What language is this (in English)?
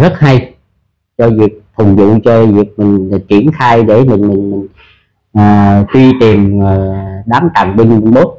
Vietnamese